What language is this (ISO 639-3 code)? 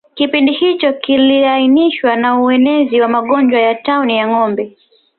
swa